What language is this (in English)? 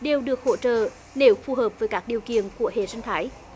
Vietnamese